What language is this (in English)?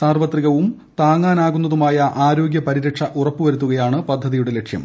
Malayalam